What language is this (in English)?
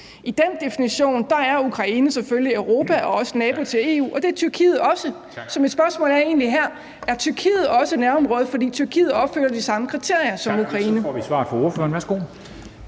Danish